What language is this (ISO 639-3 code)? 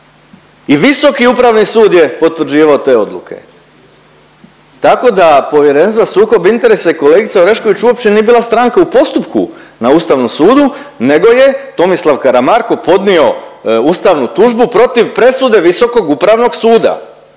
hrv